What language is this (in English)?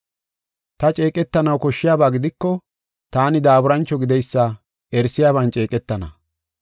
Gofa